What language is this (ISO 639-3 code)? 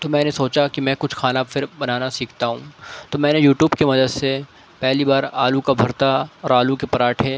urd